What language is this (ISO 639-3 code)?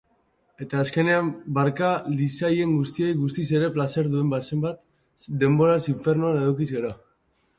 eus